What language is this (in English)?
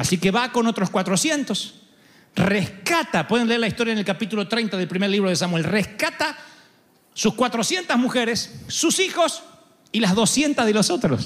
Spanish